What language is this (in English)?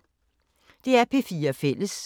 Danish